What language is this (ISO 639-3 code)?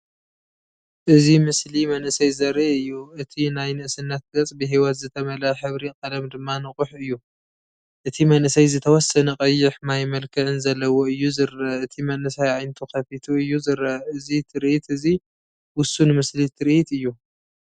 tir